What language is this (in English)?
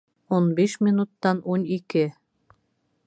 Bashkir